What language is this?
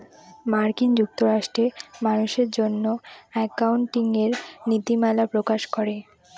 Bangla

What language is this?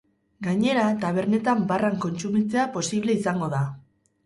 Basque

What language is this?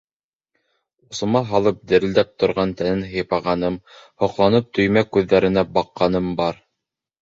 Bashkir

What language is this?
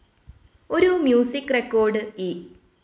Malayalam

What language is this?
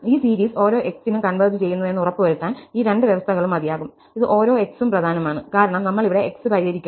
Malayalam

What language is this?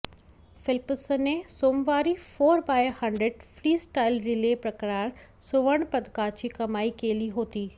Marathi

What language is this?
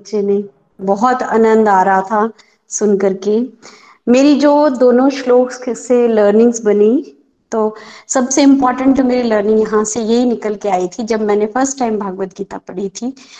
Hindi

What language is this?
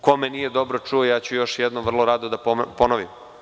Serbian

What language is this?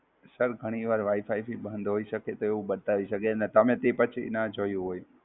Gujarati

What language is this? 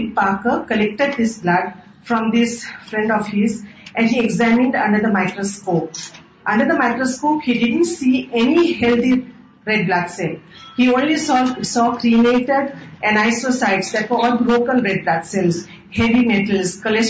Urdu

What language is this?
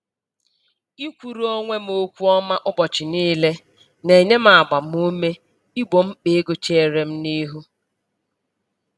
Igbo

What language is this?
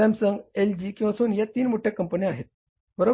Marathi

